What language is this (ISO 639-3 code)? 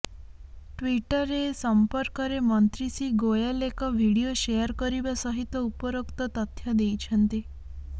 ori